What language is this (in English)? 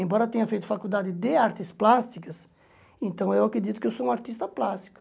Portuguese